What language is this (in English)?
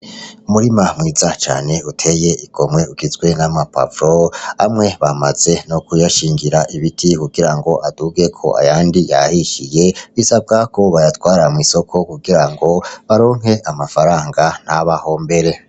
Rundi